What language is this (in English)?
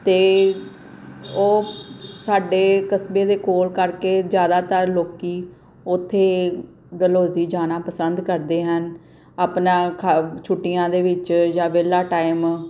Punjabi